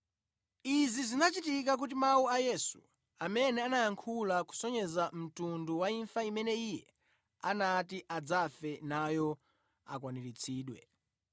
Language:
Nyanja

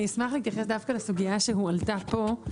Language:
Hebrew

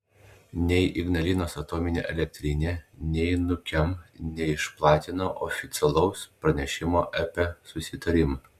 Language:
Lithuanian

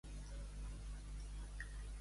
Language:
Catalan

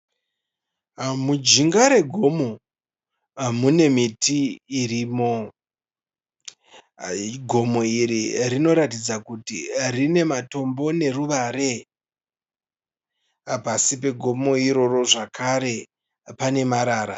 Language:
Shona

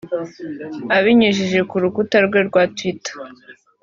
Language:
Kinyarwanda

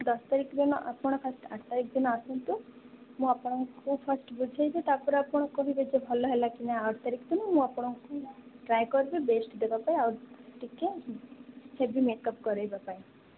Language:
Odia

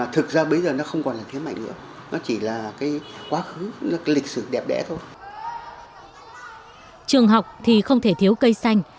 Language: Vietnamese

